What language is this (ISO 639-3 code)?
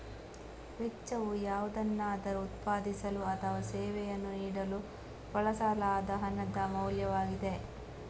kan